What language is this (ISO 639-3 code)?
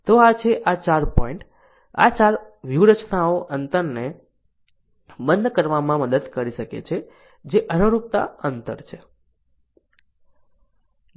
guj